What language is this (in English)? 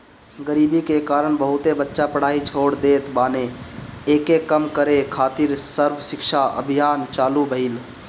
Bhojpuri